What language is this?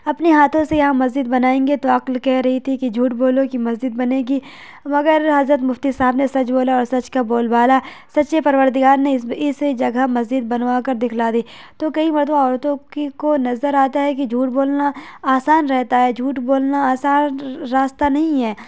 Urdu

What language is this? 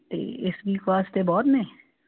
Punjabi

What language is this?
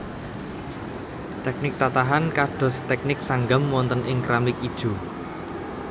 Javanese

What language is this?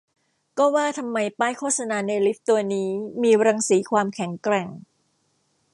Thai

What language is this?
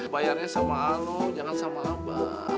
Indonesian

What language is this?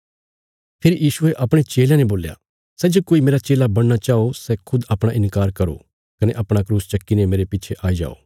Bilaspuri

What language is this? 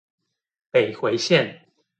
Chinese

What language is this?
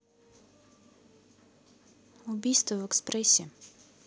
Russian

